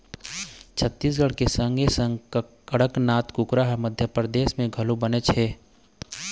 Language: Chhattisgarhi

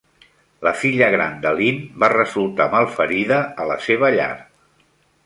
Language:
Catalan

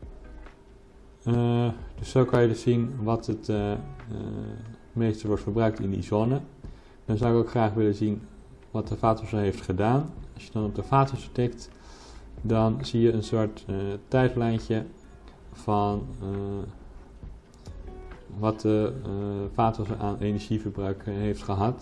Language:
Dutch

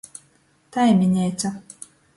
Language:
Latgalian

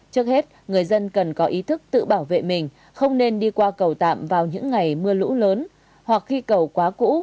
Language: Vietnamese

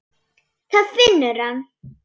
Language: Icelandic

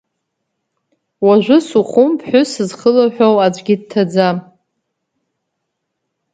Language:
Abkhazian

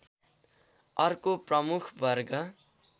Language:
Nepali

